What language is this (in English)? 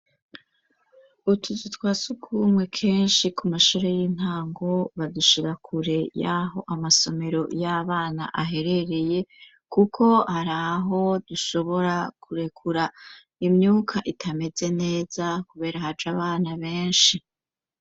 Rundi